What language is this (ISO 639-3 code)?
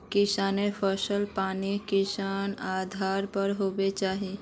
mag